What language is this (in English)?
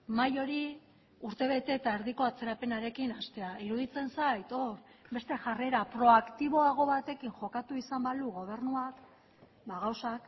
Basque